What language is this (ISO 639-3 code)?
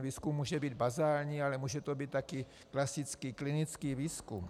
ces